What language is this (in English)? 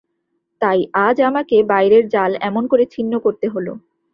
Bangla